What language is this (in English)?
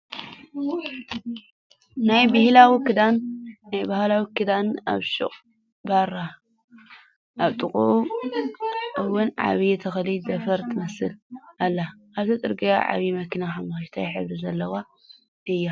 Tigrinya